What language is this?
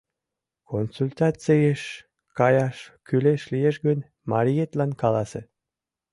Mari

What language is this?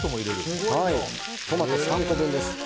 Japanese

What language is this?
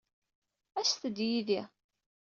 Kabyle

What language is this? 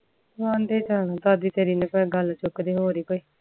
Punjabi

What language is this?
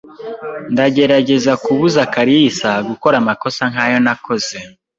Kinyarwanda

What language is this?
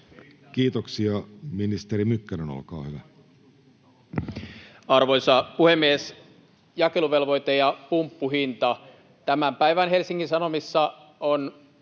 Finnish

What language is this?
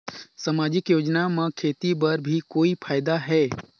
Chhattisgarhi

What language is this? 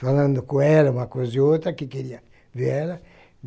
Portuguese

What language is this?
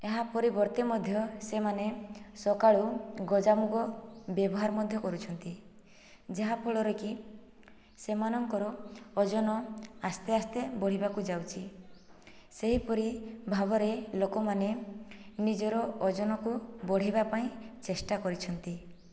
Odia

